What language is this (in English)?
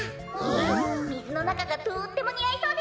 Japanese